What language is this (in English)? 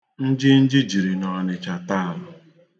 Igbo